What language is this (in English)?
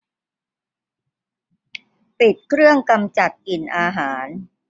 Thai